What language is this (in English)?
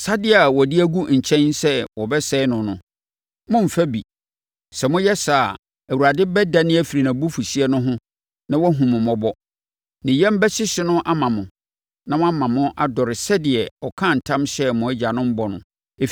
Akan